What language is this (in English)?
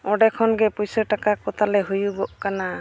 Santali